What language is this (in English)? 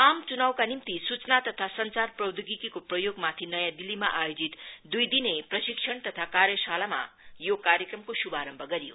Nepali